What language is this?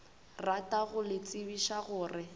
Northern Sotho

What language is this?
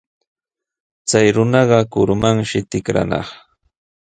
Sihuas Ancash Quechua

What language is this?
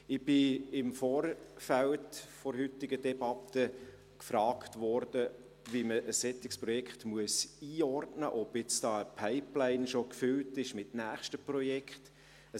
Swiss German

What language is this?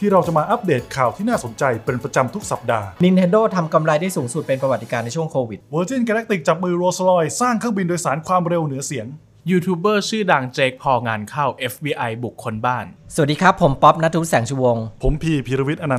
Thai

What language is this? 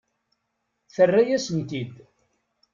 Kabyle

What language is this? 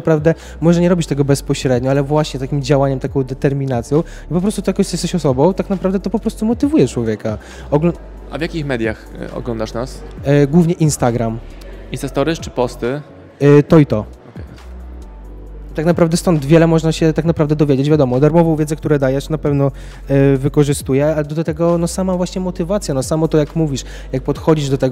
Polish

